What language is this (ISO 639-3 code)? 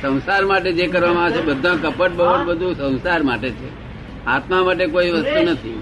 guj